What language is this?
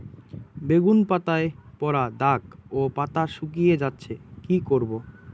Bangla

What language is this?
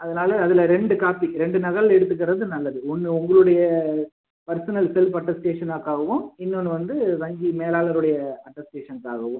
Tamil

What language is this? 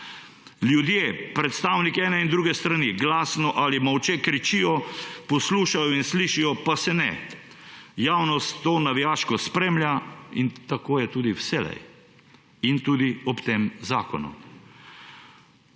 Slovenian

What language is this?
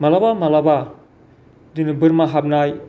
Bodo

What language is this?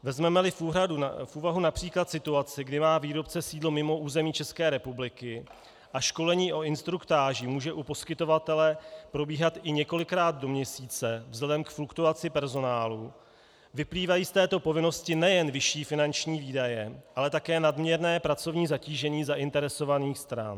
Czech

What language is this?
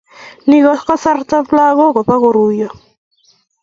Kalenjin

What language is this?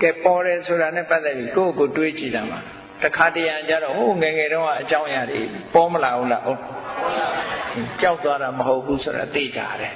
Vietnamese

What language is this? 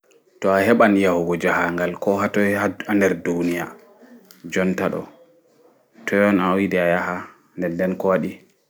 Fula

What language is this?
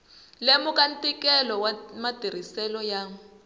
Tsonga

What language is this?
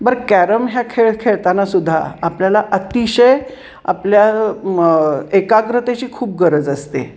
Marathi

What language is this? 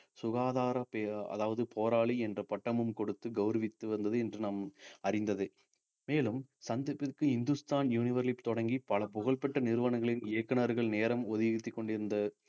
Tamil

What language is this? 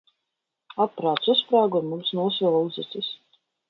Latvian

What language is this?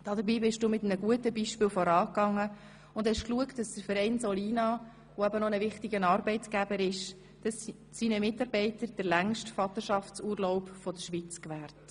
Swiss German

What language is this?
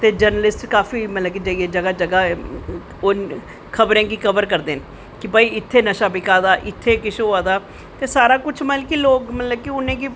Dogri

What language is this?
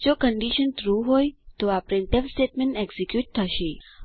Gujarati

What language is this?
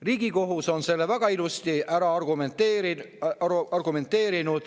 Estonian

